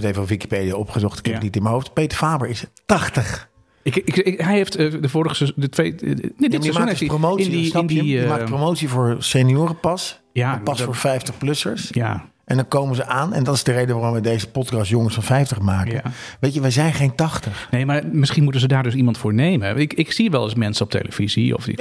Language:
Dutch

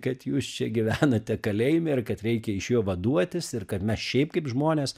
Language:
Lithuanian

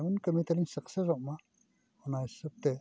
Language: Santali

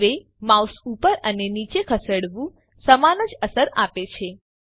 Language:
Gujarati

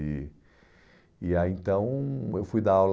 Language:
Portuguese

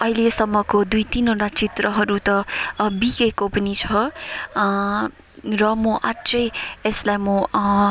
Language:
Nepali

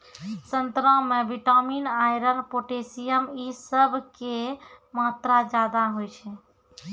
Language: Maithili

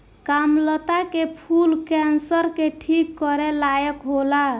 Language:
Bhojpuri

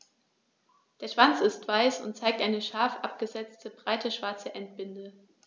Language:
German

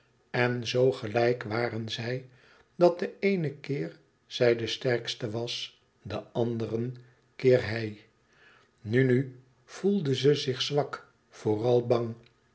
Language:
Dutch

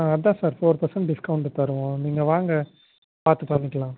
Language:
Tamil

